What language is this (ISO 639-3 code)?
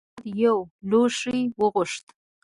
pus